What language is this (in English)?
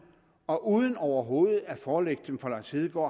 Danish